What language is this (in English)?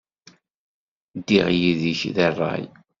Kabyle